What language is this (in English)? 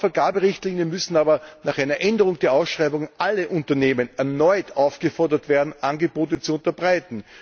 German